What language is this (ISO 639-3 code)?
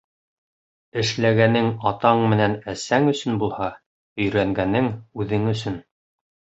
bak